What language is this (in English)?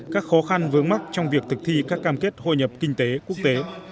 Vietnamese